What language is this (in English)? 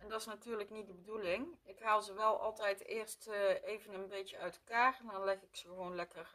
Dutch